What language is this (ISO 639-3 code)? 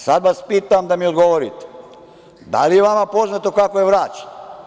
srp